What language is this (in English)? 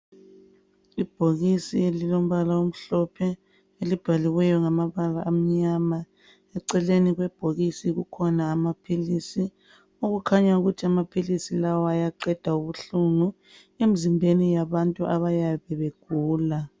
North Ndebele